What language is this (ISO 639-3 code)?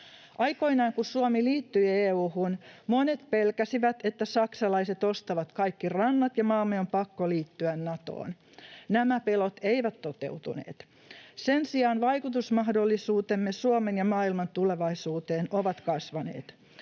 fin